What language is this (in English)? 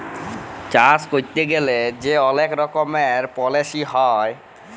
Bangla